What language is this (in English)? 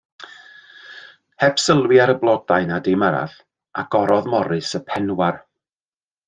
Welsh